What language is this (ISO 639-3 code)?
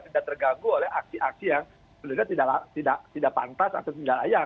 ind